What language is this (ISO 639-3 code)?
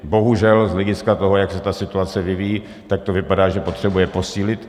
ces